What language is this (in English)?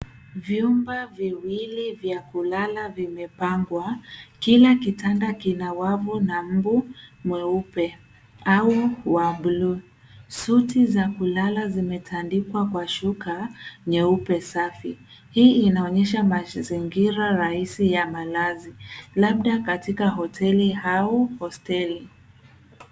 Swahili